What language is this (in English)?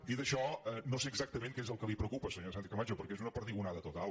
Catalan